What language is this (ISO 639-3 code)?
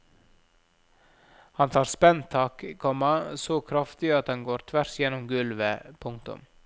nor